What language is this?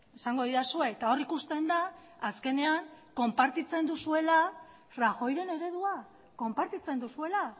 Basque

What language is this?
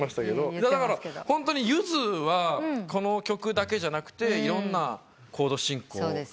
Japanese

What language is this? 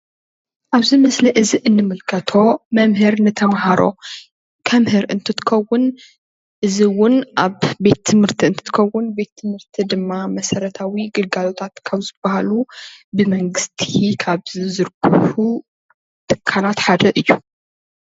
Tigrinya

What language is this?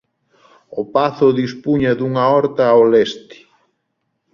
Galician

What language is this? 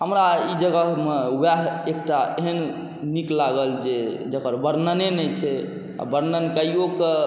Maithili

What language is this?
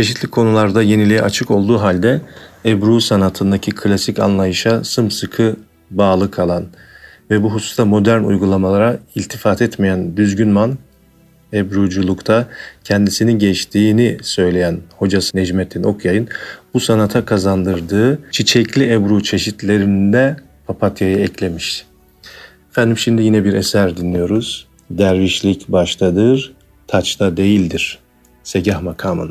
Turkish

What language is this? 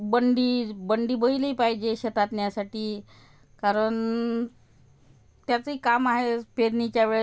Marathi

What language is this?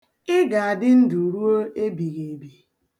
Igbo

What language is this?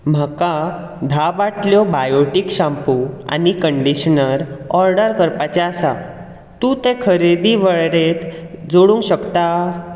Konkani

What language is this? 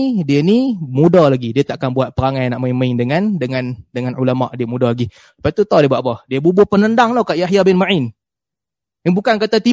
Malay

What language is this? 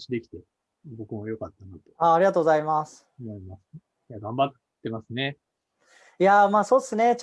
Japanese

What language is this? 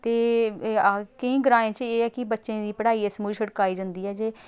Dogri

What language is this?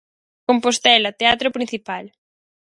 Galician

